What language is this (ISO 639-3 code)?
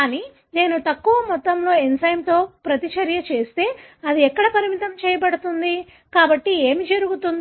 tel